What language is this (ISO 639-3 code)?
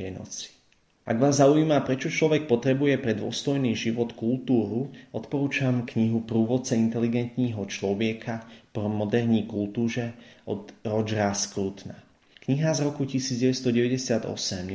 slk